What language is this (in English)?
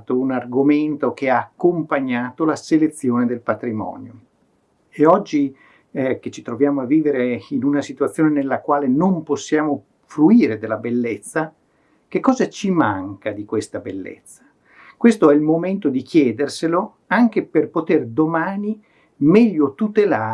Italian